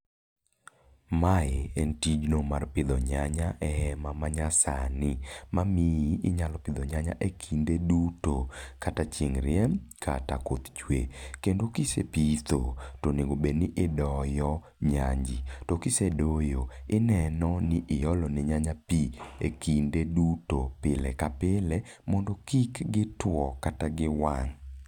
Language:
Luo (Kenya and Tanzania)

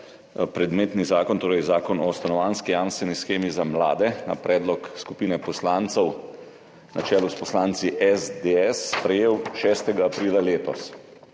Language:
Slovenian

